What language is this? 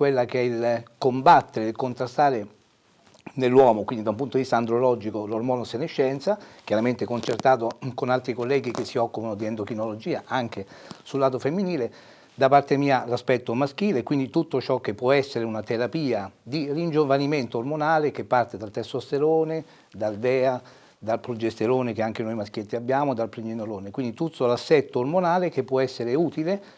Italian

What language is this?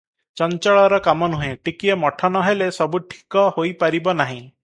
Odia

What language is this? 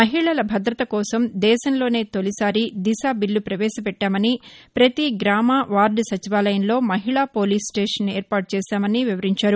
Telugu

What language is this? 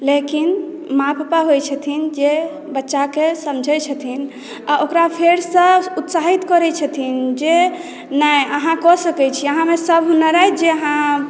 Maithili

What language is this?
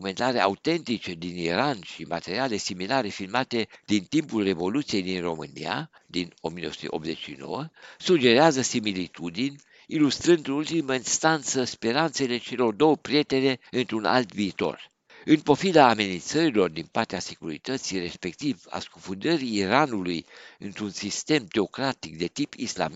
Romanian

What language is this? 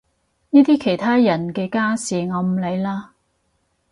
Cantonese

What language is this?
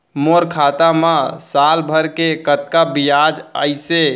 Chhattisgarhi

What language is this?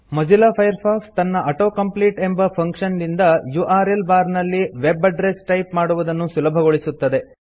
Kannada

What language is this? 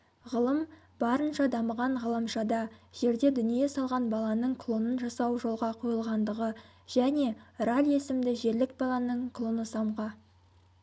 Kazakh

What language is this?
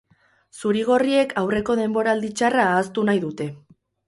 Basque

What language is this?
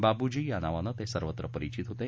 Marathi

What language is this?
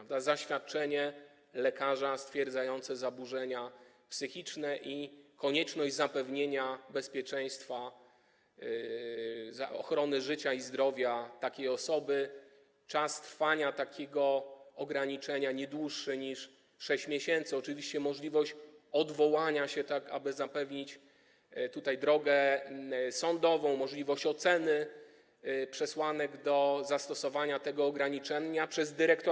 Polish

